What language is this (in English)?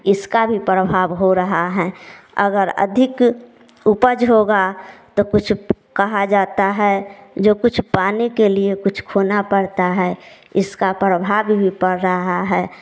Hindi